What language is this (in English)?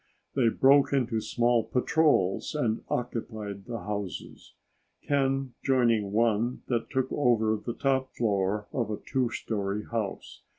English